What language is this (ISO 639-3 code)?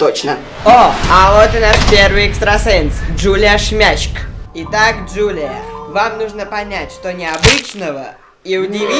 rus